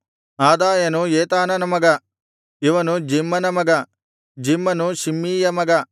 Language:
Kannada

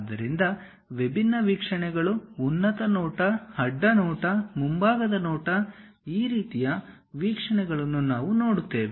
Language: Kannada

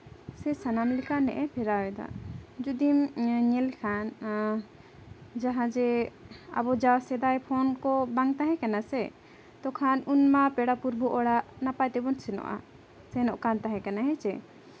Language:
Santali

